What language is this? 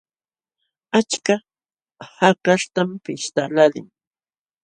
Jauja Wanca Quechua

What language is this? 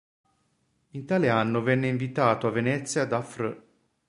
Italian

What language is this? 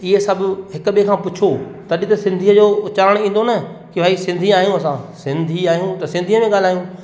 Sindhi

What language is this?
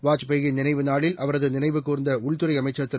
Tamil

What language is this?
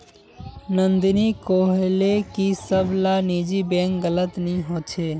Magahi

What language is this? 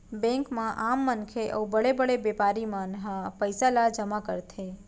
Chhattisgarhi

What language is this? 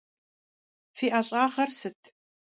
Kabardian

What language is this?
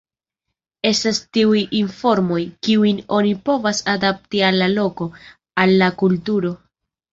Esperanto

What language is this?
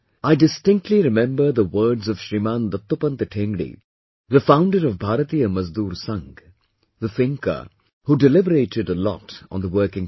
English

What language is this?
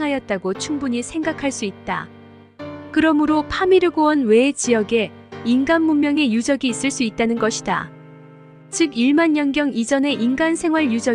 Korean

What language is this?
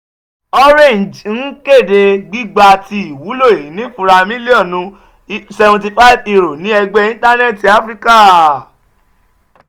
Yoruba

